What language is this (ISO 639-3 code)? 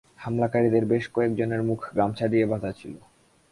ben